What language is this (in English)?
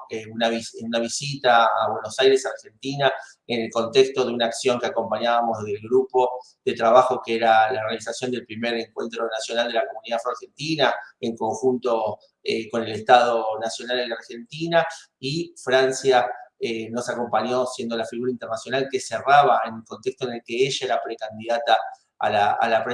Spanish